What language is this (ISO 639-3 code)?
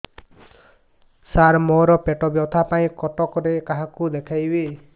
ori